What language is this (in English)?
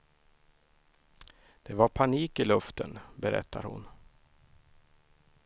Swedish